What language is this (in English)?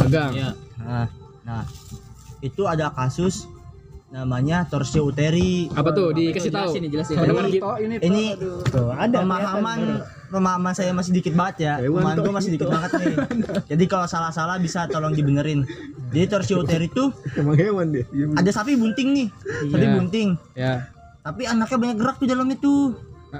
Indonesian